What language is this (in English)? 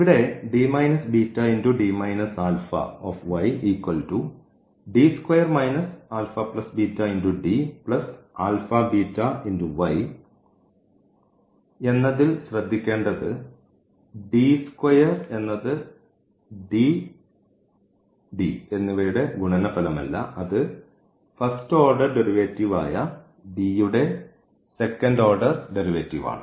Malayalam